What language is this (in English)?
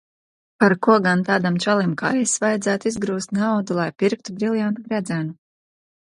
Latvian